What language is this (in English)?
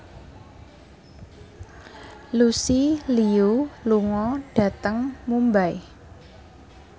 Javanese